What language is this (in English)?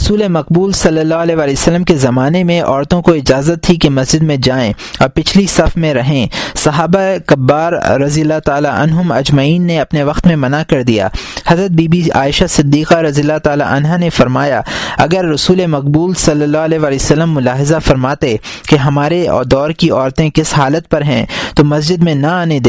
Urdu